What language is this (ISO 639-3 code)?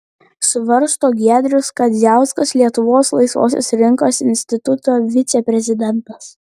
lit